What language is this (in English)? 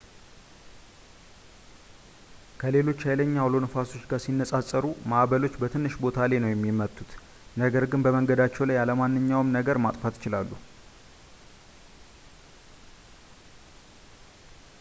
Amharic